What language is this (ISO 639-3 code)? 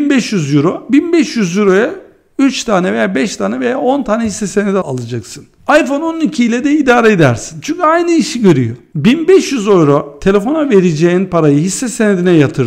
tur